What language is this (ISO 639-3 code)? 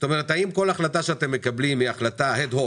heb